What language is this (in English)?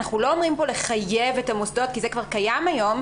Hebrew